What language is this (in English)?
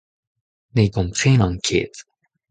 Breton